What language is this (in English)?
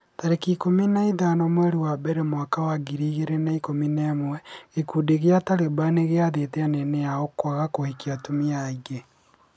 Kikuyu